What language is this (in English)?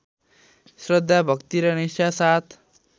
Nepali